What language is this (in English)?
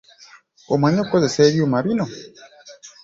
Ganda